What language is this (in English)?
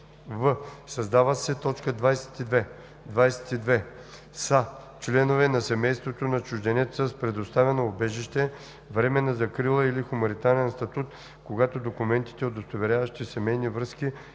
Bulgarian